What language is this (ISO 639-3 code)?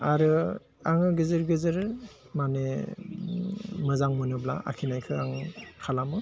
brx